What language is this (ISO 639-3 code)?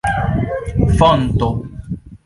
epo